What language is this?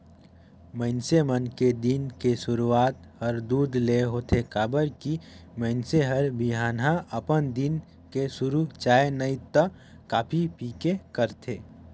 Chhattisgarhi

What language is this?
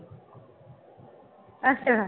Punjabi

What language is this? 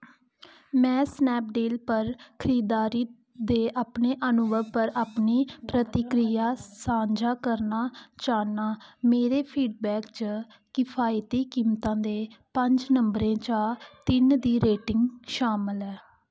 Dogri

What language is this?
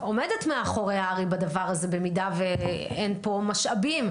Hebrew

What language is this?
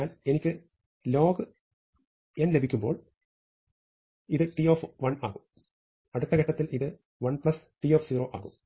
Malayalam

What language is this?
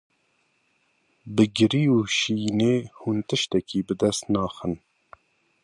Kurdish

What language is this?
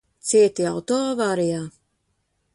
Latvian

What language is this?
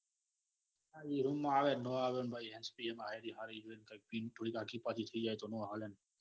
Gujarati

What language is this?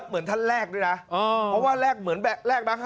Thai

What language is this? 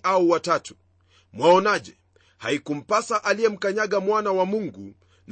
Swahili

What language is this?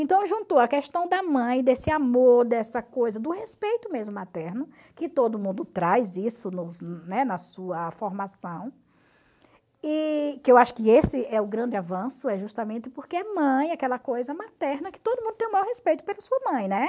Portuguese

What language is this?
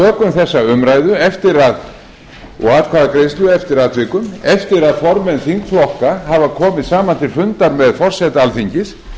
Icelandic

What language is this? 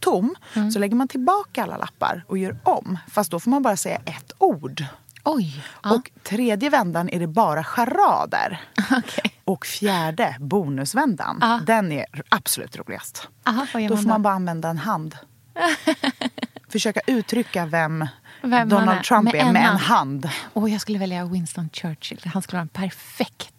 Swedish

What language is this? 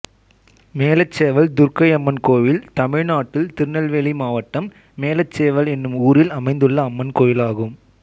Tamil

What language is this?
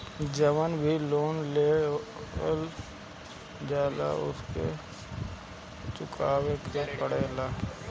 Bhojpuri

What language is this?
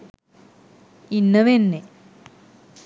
Sinhala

